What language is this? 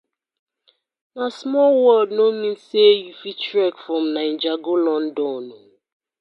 Nigerian Pidgin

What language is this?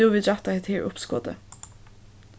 Faroese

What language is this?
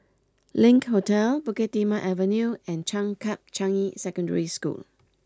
English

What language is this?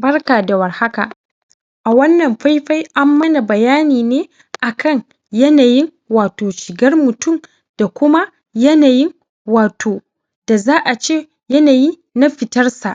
Hausa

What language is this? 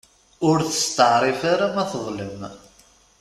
Kabyle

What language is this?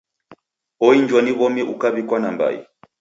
Taita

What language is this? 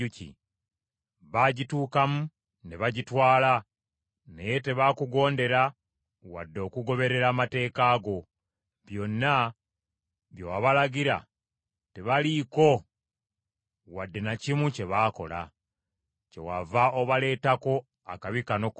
Ganda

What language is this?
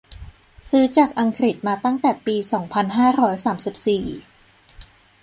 Thai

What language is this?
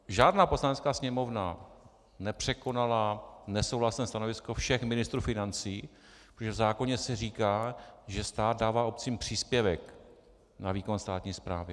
Czech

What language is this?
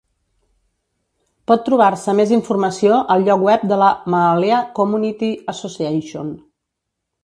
Catalan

